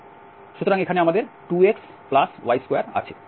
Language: Bangla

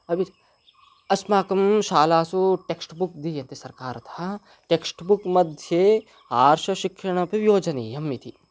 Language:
Sanskrit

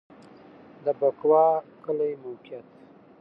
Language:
Pashto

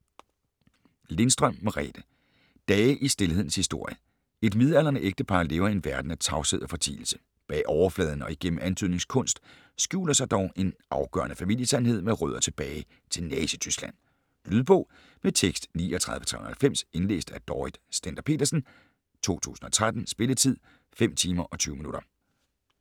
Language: Danish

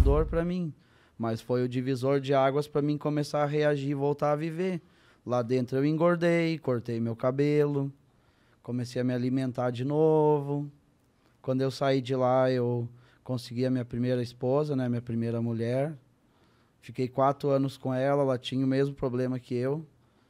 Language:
Portuguese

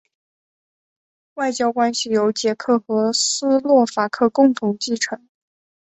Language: Chinese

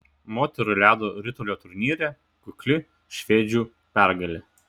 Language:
Lithuanian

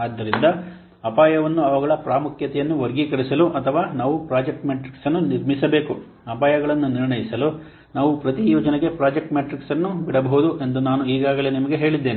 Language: Kannada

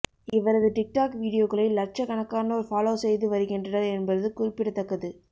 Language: Tamil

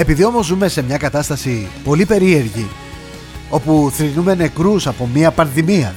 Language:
Greek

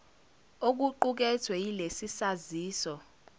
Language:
Zulu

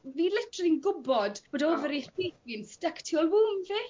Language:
Welsh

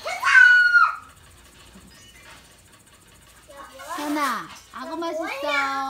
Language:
Korean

